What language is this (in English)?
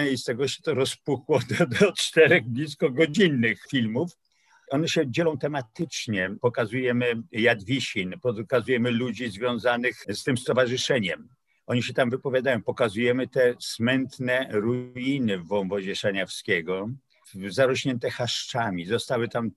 Polish